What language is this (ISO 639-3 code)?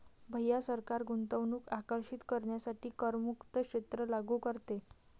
mar